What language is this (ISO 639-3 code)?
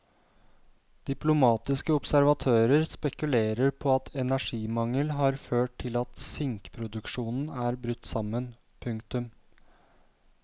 nor